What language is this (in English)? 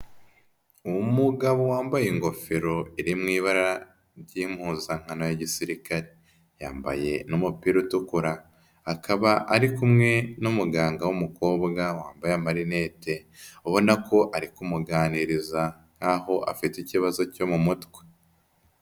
Kinyarwanda